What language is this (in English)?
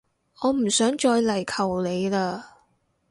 Cantonese